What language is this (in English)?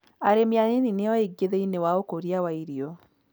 Kikuyu